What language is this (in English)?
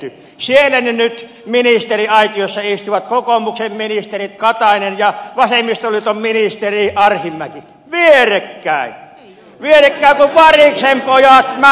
Finnish